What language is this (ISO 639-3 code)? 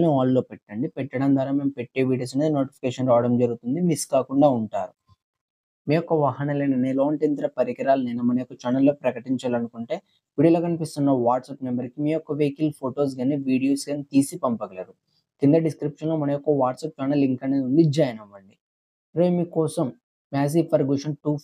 tel